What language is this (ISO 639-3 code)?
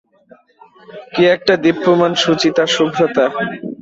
ben